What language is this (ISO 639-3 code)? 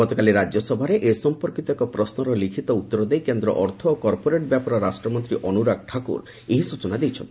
ori